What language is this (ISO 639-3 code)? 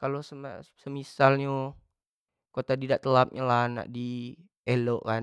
jax